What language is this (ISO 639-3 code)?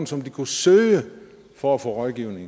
dan